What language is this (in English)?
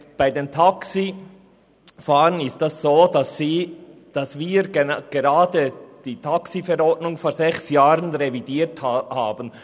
Swiss German